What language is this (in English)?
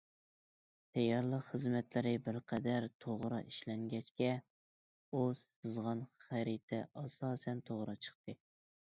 Uyghur